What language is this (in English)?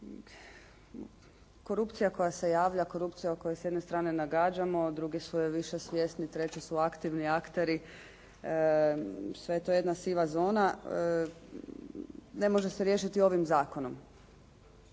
Croatian